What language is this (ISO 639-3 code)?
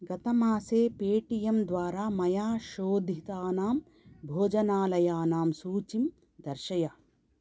san